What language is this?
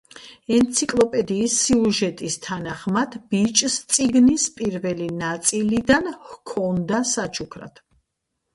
Georgian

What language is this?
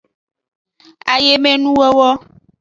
Aja (Benin)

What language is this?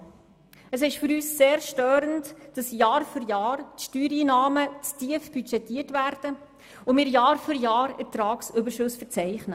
Swiss German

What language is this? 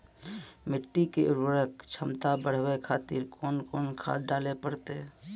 Maithili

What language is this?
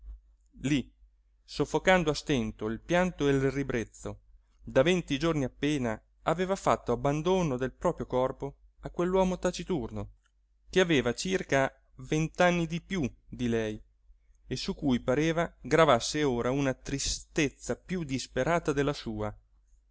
Italian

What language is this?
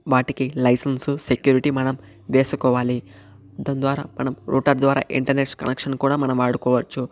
Telugu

